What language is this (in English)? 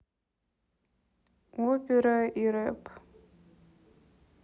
Russian